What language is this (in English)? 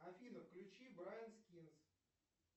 Russian